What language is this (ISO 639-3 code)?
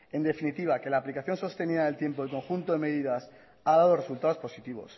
spa